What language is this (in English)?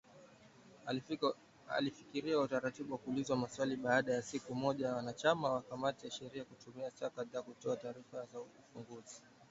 Swahili